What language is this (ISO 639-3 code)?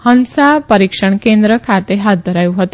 guj